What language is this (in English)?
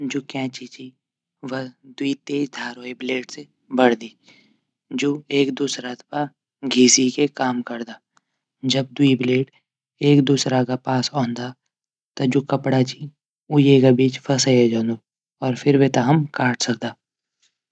Garhwali